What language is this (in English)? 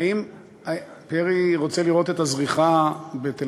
Hebrew